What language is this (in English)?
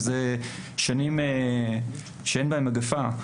Hebrew